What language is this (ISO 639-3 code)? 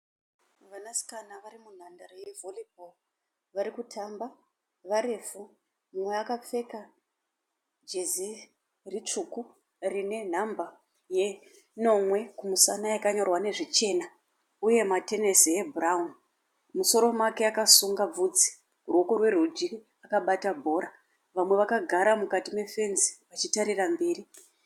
sna